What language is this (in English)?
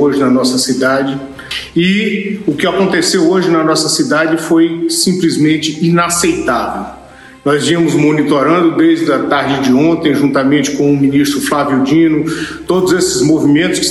Portuguese